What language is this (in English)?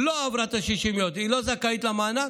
Hebrew